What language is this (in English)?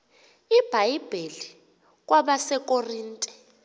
Xhosa